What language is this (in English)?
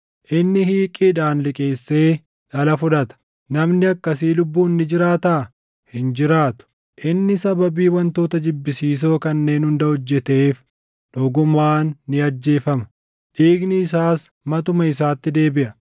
Oromo